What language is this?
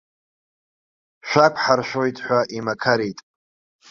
Abkhazian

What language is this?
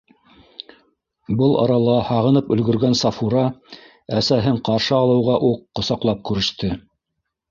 Bashkir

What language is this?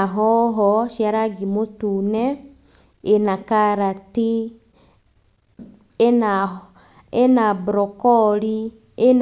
Kikuyu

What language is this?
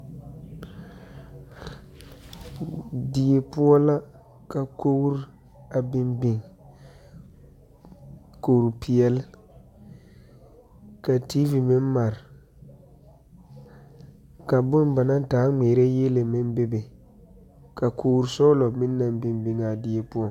Southern Dagaare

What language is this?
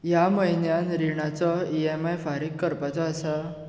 Konkani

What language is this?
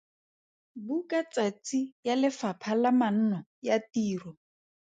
Tswana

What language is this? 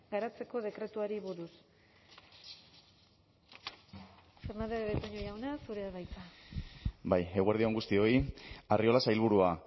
Basque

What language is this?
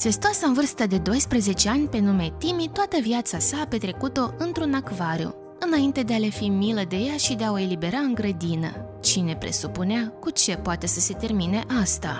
Romanian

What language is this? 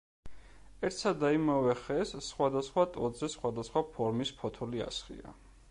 Georgian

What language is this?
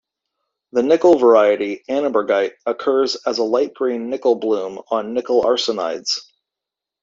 English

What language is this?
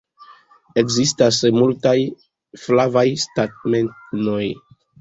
Esperanto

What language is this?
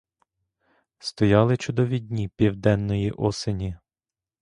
Ukrainian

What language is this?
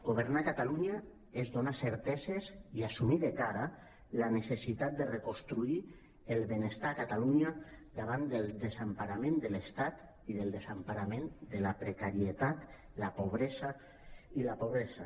Catalan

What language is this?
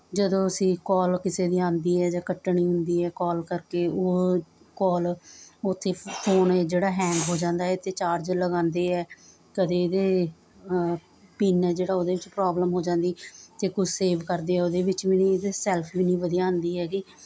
Punjabi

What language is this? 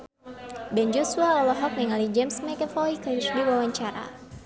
Sundanese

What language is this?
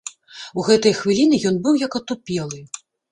Belarusian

